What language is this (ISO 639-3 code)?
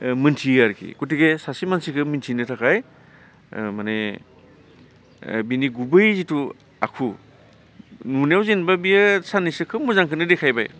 brx